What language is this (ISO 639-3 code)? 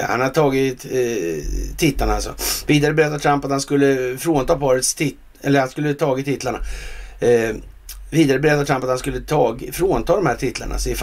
swe